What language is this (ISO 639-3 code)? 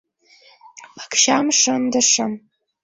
chm